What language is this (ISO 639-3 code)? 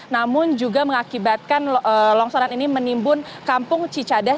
ind